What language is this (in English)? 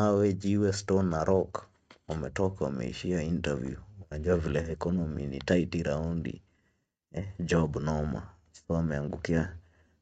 Swahili